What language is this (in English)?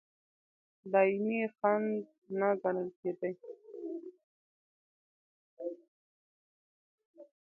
Pashto